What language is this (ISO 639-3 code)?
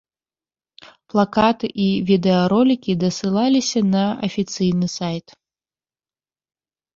bel